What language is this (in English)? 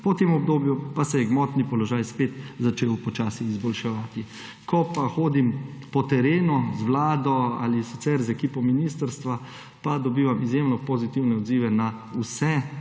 Slovenian